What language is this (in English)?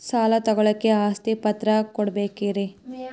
Kannada